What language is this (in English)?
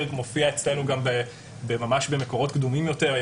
Hebrew